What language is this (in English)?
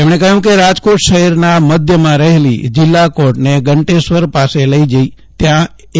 Gujarati